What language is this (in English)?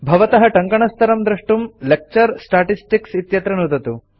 Sanskrit